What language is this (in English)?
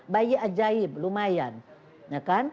Indonesian